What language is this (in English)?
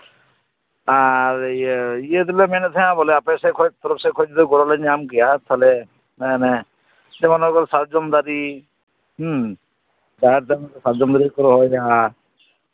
Santali